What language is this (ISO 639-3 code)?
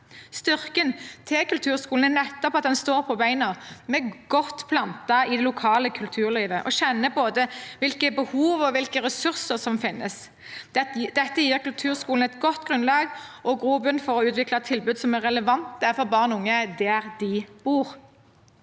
nor